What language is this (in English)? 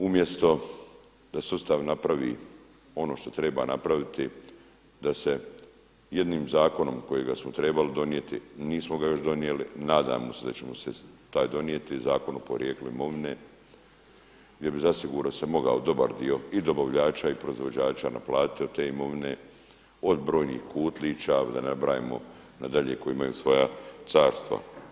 Croatian